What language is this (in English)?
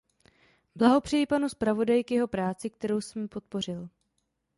Czech